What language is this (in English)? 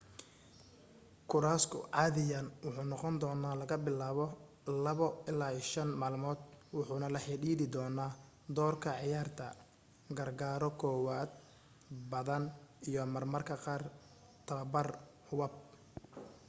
Somali